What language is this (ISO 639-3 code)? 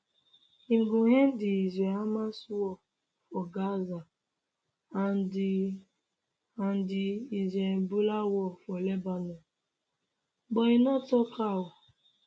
pcm